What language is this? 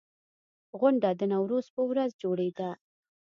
Pashto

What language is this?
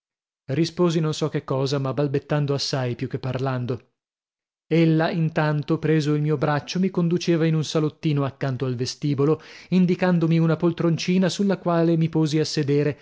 Italian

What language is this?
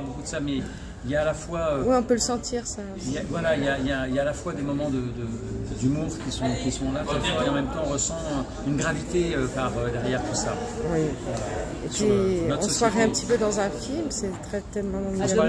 French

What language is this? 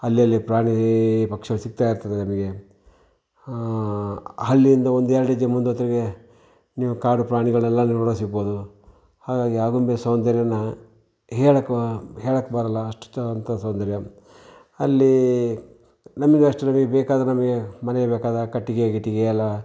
Kannada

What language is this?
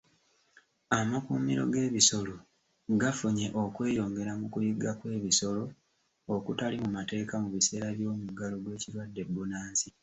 Ganda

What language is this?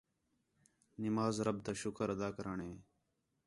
Khetrani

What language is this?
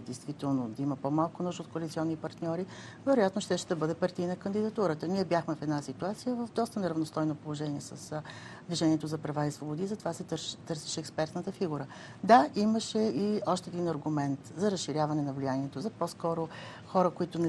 Bulgarian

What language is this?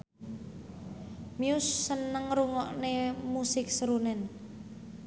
Javanese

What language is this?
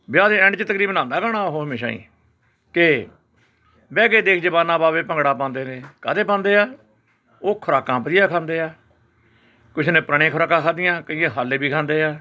Punjabi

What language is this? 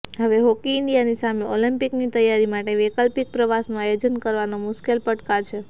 Gujarati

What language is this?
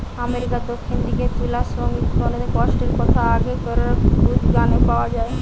Bangla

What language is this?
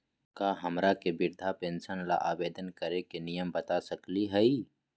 Magahi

